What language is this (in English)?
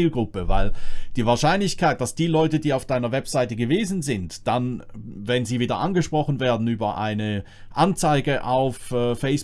German